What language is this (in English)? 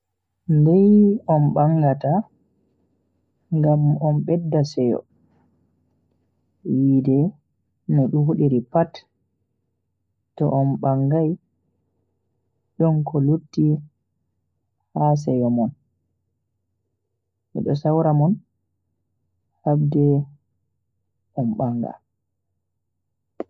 Bagirmi Fulfulde